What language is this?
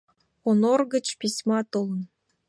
Mari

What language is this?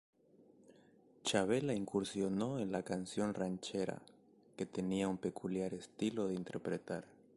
Spanish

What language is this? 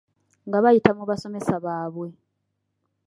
Ganda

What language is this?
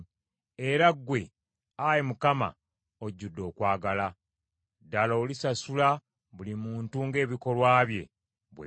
Ganda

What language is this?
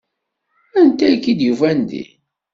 Kabyle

